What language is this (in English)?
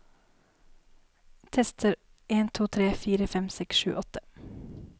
Norwegian